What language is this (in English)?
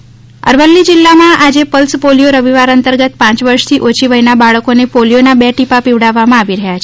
Gujarati